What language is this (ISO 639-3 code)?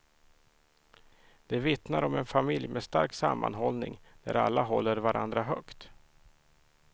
swe